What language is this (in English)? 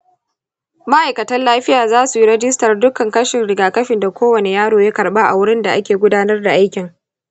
Hausa